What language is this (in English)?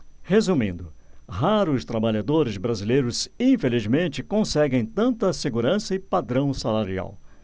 Portuguese